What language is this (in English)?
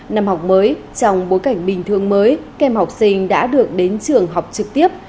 Vietnamese